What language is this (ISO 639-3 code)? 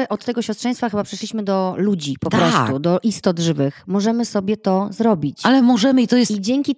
pol